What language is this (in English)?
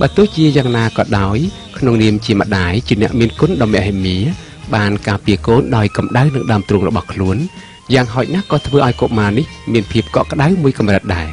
Thai